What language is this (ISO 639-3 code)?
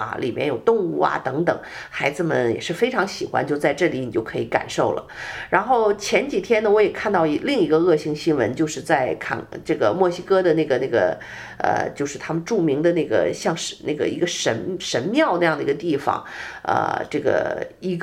zho